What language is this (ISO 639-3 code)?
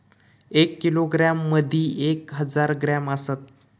mar